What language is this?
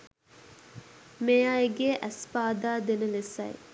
Sinhala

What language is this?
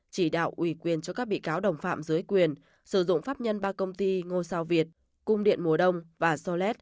Vietnamese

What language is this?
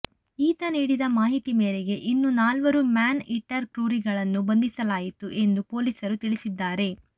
Kannada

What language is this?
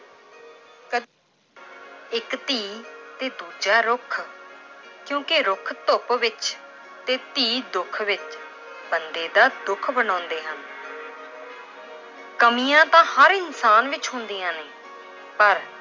Punjabi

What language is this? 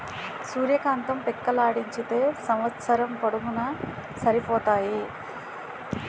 Telugu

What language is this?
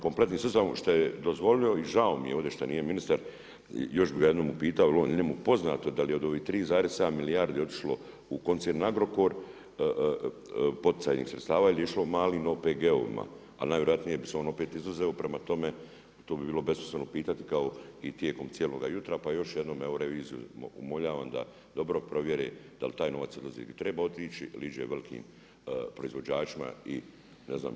Croatian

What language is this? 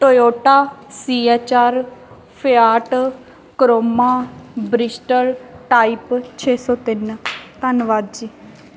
Punjabi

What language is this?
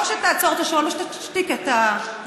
Hebrew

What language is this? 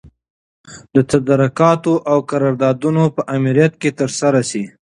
Pashto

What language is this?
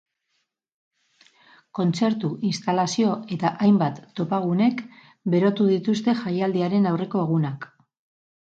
Basque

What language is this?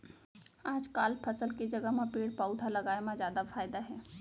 Chhattisgarhi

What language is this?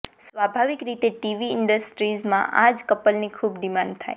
Gujarati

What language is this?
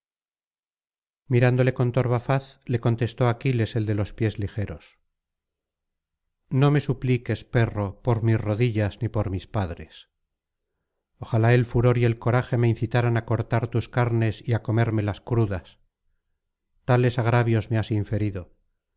Spanish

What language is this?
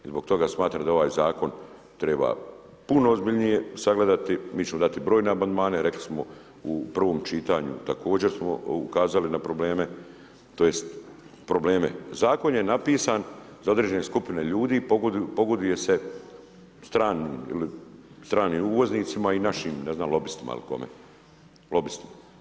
Croatian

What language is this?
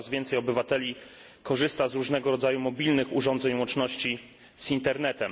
Polish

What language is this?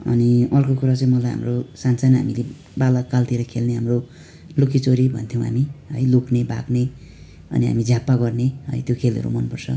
Nepali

